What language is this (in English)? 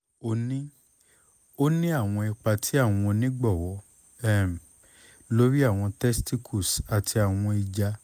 Yoruba